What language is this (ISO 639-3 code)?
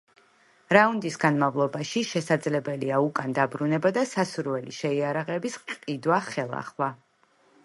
kat